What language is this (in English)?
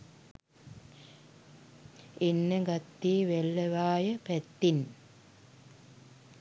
Sinhala